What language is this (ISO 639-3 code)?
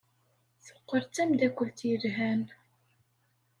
kab